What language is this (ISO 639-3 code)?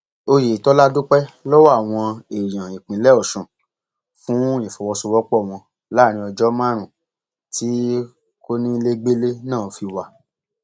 yor